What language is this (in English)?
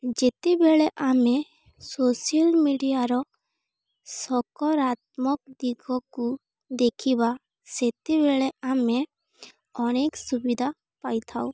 Odia